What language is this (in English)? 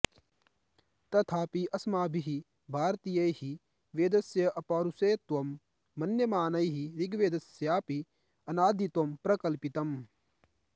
Sanskrit